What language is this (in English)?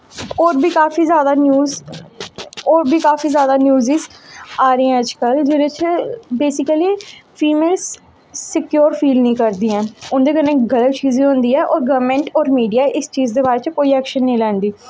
Dogri